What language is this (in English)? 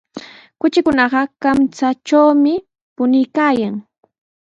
Sihuas Ancash Quechua